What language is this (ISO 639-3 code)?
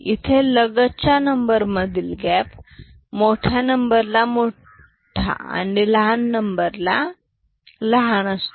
mar